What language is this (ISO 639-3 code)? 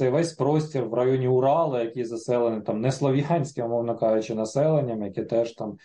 ukr